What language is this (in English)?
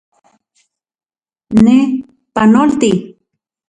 Central Puebla Nahuatl